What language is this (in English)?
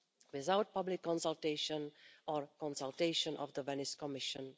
English